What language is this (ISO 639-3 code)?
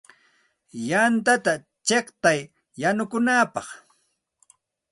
qxt